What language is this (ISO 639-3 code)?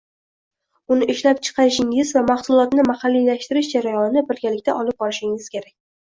uzb